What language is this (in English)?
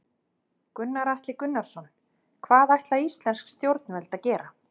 Icelandic